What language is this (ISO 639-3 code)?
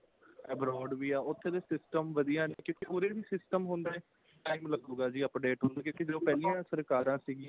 pan